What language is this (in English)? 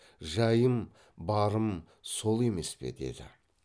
Kazakh